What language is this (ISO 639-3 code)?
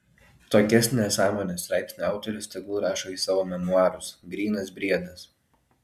lit